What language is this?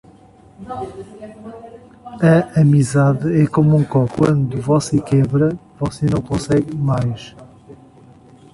Portuguese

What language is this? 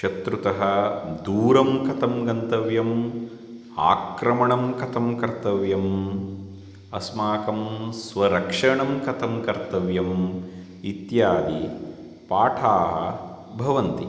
Sanskrit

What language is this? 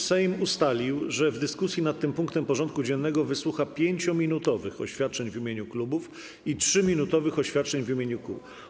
Polish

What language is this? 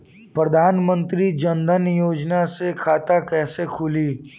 Bhojpuri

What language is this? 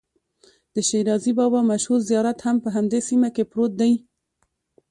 Pashto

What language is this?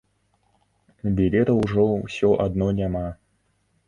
Belarusian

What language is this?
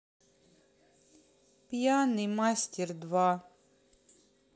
Russian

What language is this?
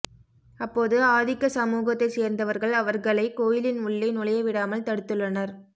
Tamil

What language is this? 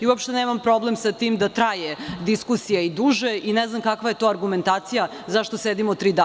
Serbian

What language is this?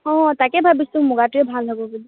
Assamese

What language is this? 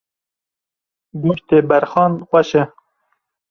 Kurdish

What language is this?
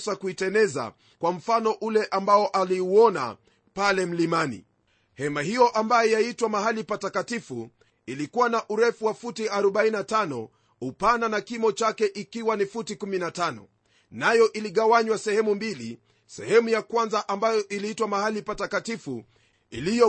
Swahili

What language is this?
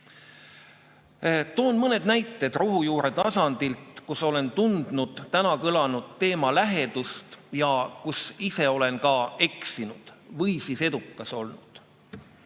Estonian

